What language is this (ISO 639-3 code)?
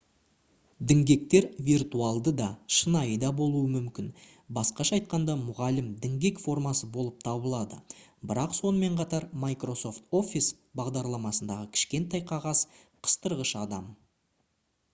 kaz